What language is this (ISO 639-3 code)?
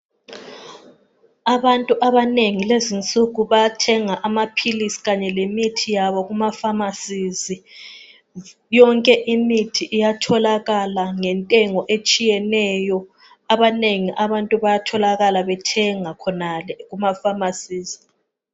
nde